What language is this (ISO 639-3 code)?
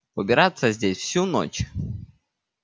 rus